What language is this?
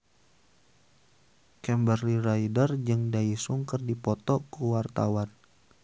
Sundanese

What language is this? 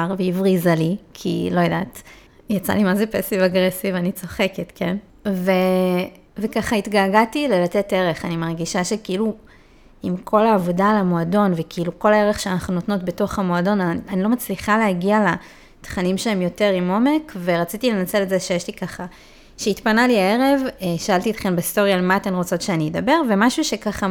Hebrew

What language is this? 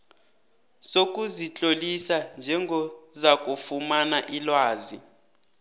South Ndebele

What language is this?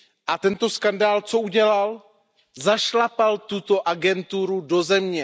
Czech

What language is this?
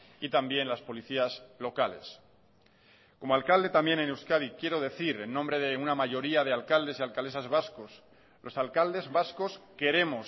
Spanish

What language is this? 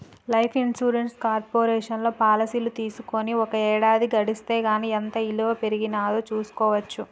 Telugu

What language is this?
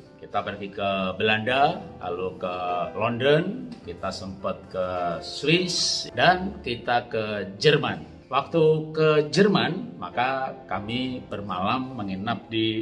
Indonesian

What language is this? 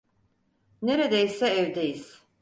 Turkish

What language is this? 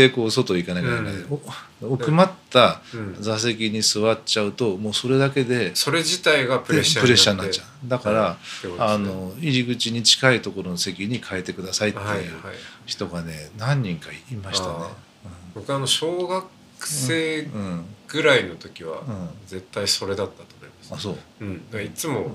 Japanese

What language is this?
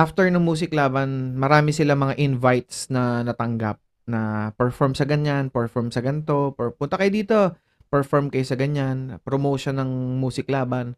Filipino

